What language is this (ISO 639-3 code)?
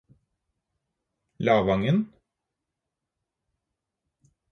nob